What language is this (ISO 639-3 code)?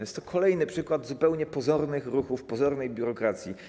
pol